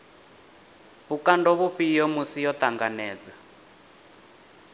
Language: Venda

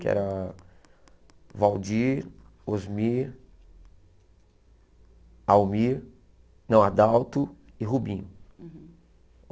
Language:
Portuguese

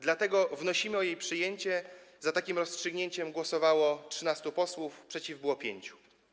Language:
Polish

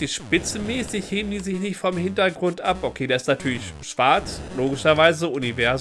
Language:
German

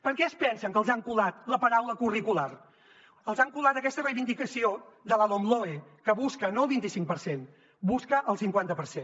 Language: Catalan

